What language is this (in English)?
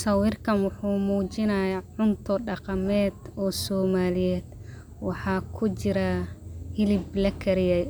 Somali